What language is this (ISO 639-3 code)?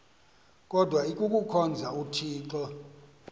xho